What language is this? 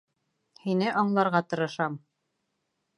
Bashkir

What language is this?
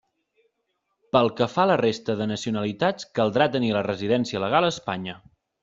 Catalan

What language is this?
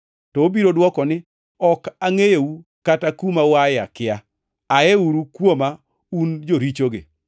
Luo (Kenya and Tanzania)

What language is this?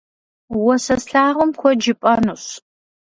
Kabardian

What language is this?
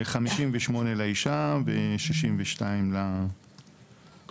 Hebrew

